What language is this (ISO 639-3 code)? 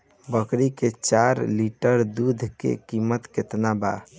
bho